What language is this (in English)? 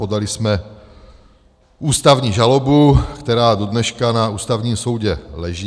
Czech